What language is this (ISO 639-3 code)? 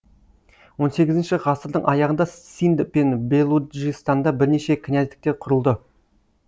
kaz